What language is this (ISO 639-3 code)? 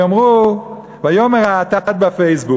heb